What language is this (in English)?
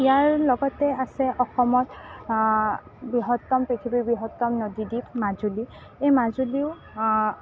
Assamese